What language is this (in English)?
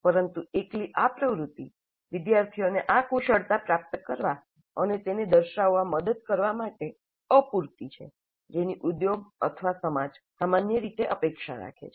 Gujarati